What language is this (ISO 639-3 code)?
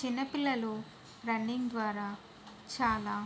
tel